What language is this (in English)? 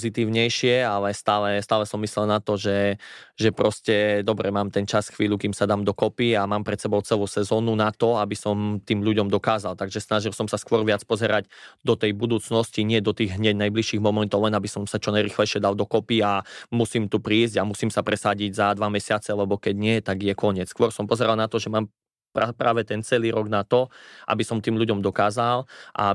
Slovak